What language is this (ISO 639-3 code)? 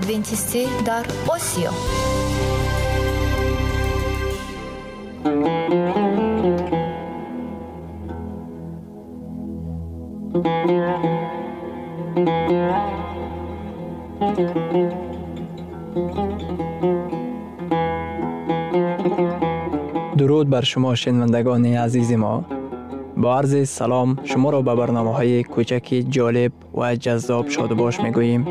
fas